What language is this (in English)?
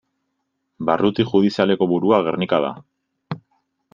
Basque